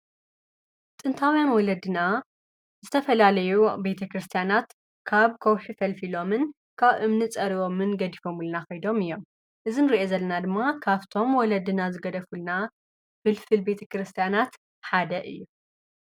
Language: Tigrinya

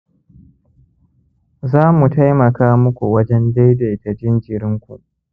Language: Hausa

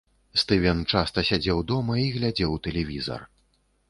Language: Belarusian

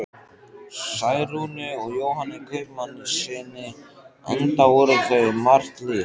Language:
Icelandic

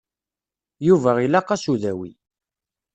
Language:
Kabyle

